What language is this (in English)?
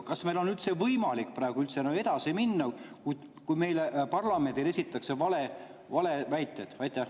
Estonian